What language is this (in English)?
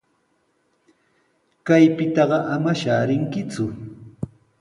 Sihuas Ancash Quechua